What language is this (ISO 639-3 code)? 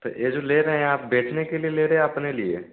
hin